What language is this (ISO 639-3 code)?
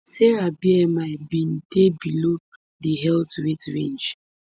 pcm